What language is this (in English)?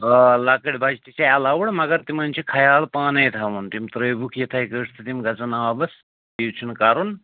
Kashmiri